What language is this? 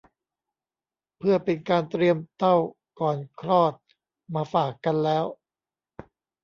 Thai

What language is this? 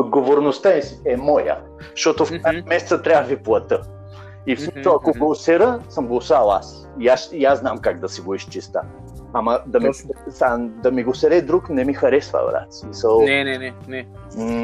Bulgarian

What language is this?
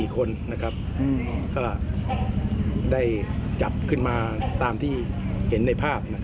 Thai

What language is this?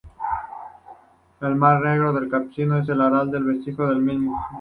Spanish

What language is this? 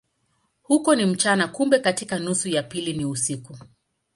Swahili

